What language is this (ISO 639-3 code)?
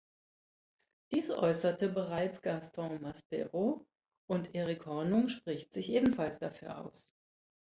deu